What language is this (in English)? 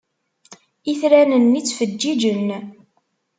Kabyle